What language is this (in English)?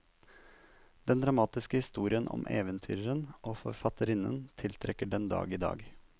Norwegian